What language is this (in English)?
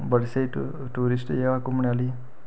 Dogri